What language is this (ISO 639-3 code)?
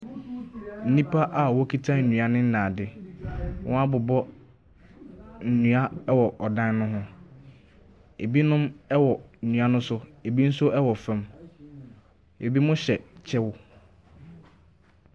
aka